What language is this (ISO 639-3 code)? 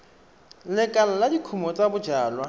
tsn